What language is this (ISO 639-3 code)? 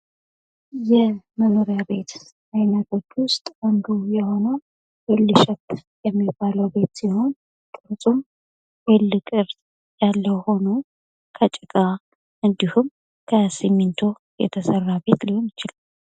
amh